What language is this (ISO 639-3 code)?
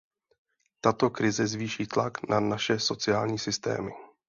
ces